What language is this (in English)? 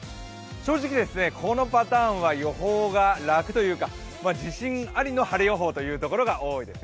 Japanese